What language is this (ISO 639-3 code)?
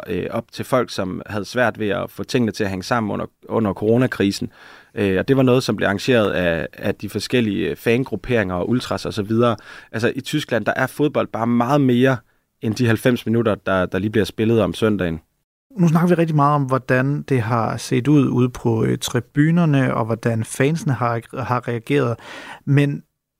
dan